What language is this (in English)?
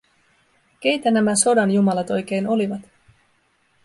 Finnish